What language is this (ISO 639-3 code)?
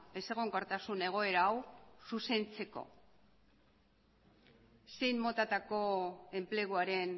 eus